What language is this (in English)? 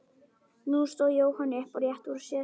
Icelandic